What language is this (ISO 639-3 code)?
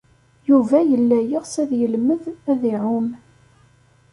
kab